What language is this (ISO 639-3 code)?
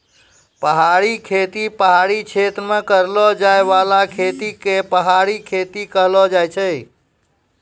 mai